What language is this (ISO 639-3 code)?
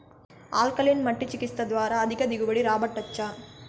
tel